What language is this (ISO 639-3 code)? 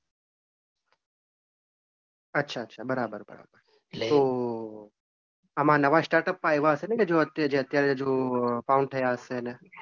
guj